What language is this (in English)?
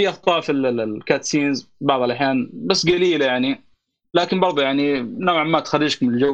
Arabic